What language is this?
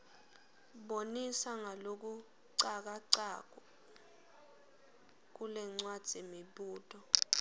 Swati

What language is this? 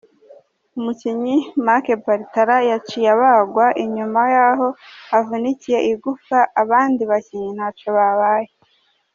Kinyarwanda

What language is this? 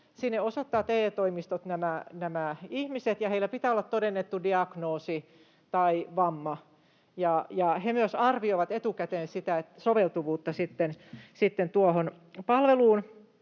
Finnish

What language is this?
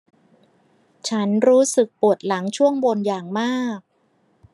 Thai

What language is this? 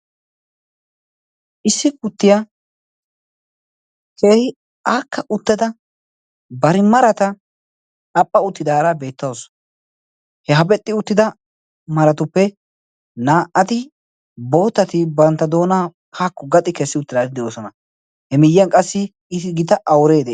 Wolaytta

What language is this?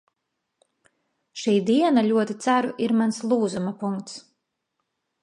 Latvian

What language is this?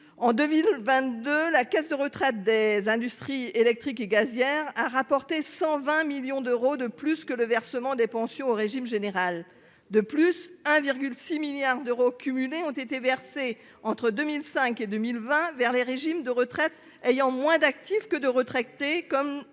French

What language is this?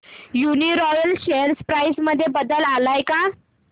Marathi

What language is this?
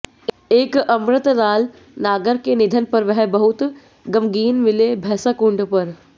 Hindi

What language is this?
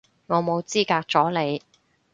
Cantonese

